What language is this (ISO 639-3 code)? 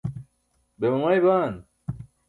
bsk